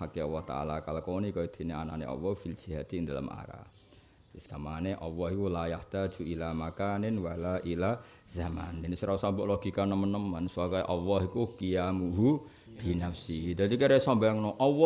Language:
Indonesian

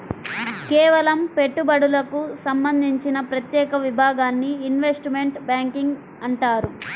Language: Telugu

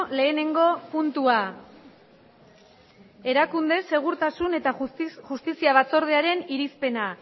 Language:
Basque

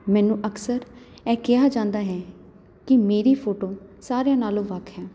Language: Punjabi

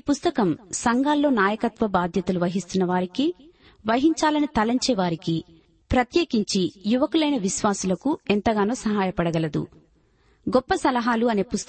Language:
Telugu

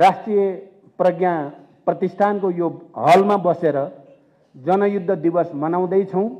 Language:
Indonesian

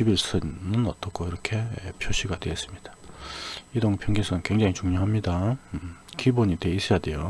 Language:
Korean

